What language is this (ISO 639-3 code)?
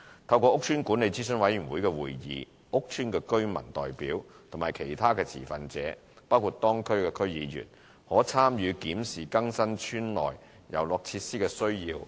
yue